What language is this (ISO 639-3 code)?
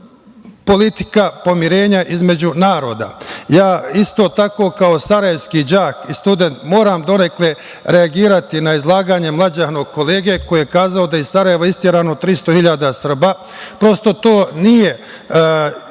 srp